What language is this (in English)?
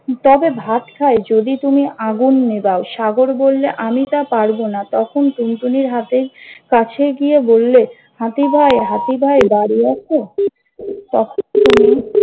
Bangla